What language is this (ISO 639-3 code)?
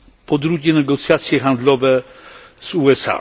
pol